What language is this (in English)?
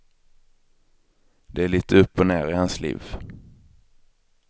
Swedish